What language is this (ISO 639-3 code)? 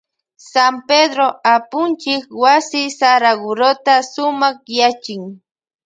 qvj